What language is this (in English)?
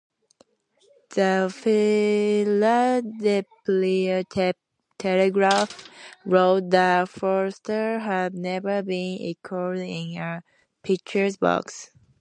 English